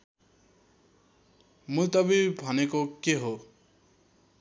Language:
Nepali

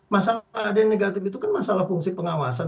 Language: Indonesian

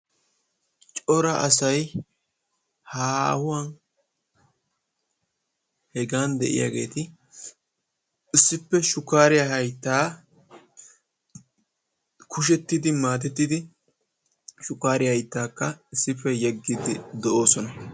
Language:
Wolaytta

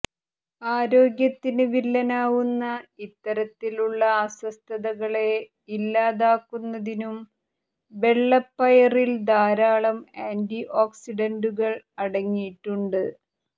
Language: Malayalam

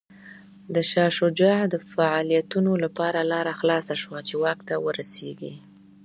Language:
Pashto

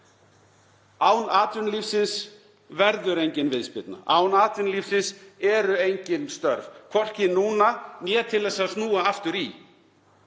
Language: Icelandic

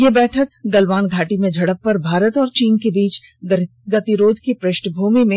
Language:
Hindi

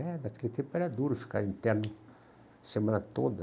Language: Portuguese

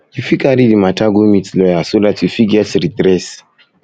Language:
Nigerian Pidgin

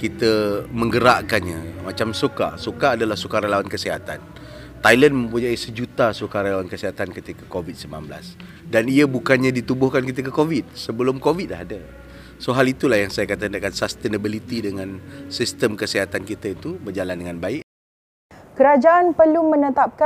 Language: Malay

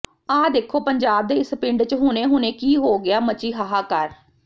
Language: Punjabi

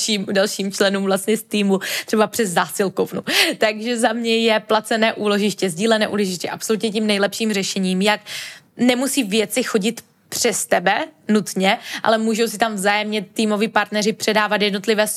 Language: Czech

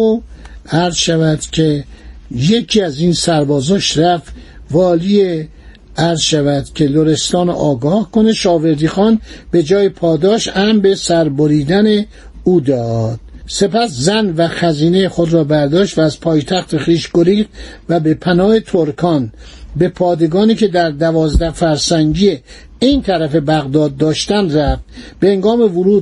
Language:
Persian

